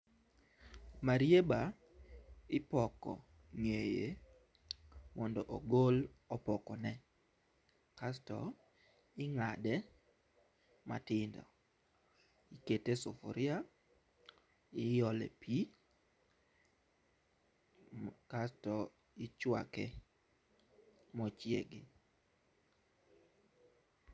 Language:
Luo (Kenya and Tanzania)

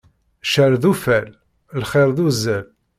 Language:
Kabyle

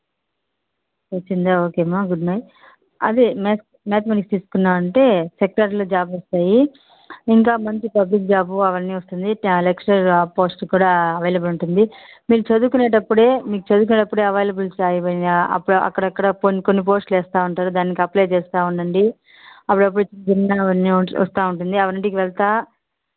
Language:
Telugu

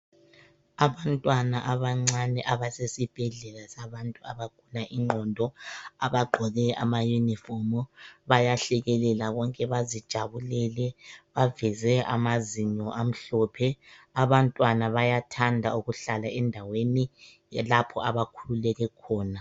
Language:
North Ndebele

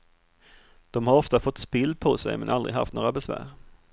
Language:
Swedish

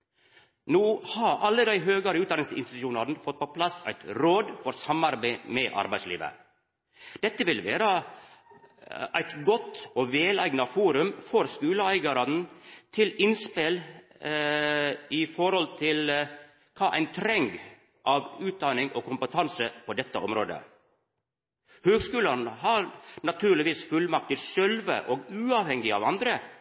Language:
Norwegian Nynorsk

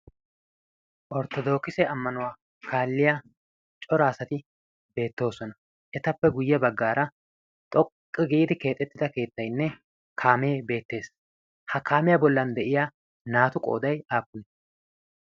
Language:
Wolaytta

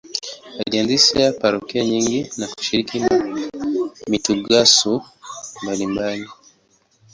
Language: Swahili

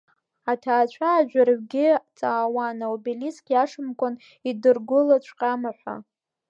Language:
Abkhazian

